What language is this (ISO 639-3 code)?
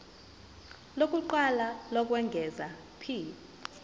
zul